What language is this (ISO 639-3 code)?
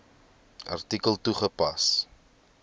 afr